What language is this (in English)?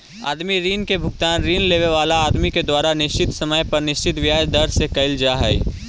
Magahi